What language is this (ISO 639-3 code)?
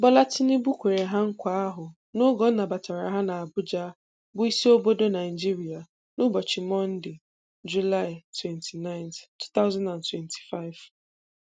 ibo